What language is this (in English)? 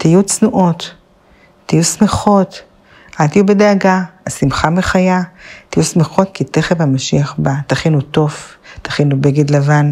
Hebrew